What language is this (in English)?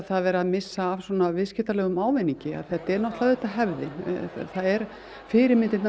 Icelandic